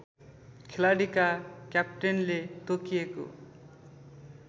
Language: Nepali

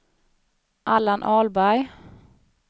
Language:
Swedish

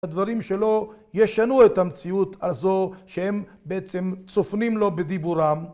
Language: Hebrew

